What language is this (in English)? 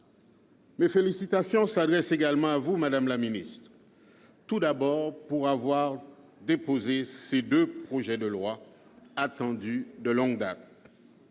French